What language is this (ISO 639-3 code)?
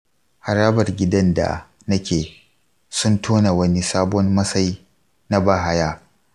hau